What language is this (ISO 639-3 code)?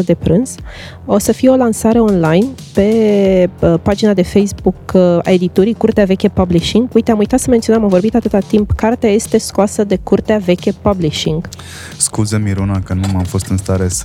ron